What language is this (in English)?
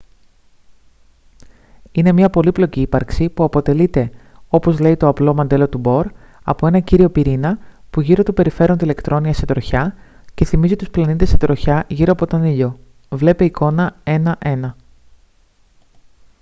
Greek